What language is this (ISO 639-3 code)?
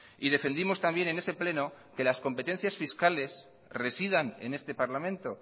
spa